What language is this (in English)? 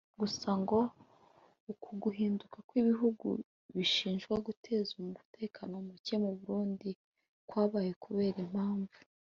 Kinyarwanda